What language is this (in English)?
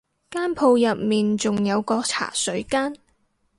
Cantonese